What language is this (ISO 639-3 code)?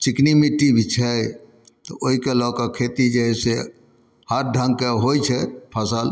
mai